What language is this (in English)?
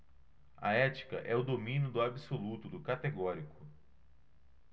Portuguese